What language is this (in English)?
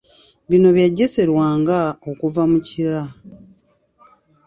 Ganda